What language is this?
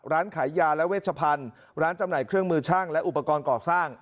Thai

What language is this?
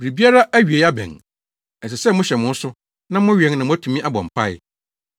Akan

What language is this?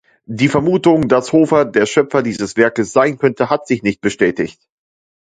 German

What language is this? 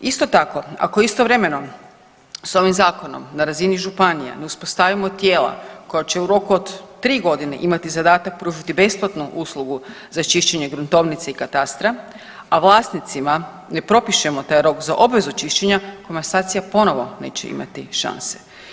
Croatian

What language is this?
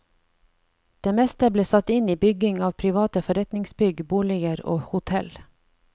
Norwegian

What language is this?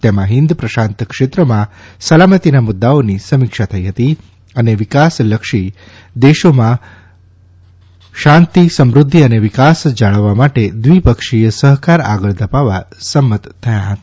Gujarati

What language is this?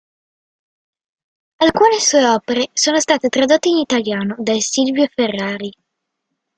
Italian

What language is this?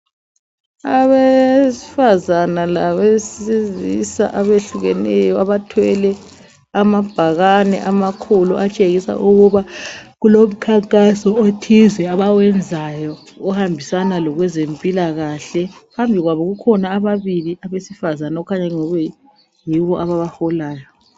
North Ndebele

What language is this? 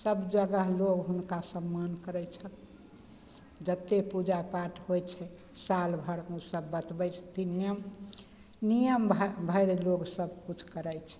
Maithili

